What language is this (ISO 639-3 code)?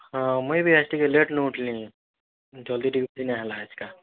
ori